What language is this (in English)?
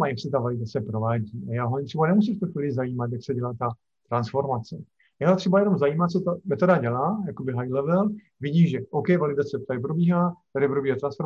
Czech